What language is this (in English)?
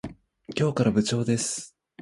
Japanese